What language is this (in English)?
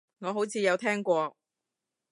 Cantonese